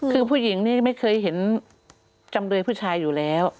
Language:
Thai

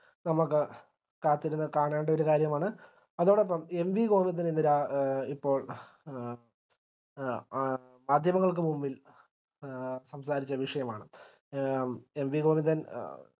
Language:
Malayalam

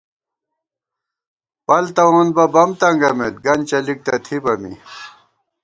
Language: Gawar-Bati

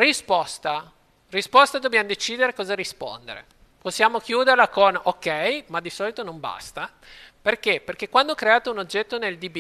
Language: Italian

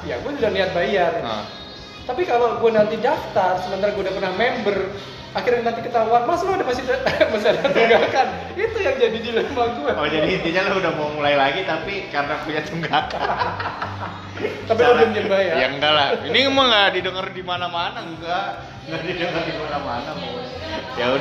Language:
Indonesian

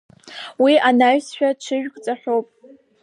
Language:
Abkhazian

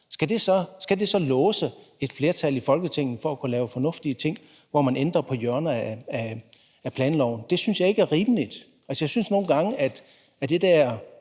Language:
Danish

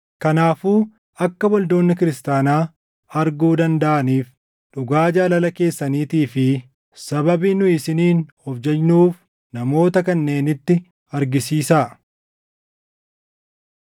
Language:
Oromo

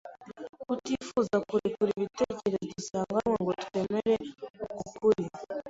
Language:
Kinyarwanda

